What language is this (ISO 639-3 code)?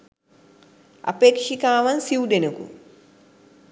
sin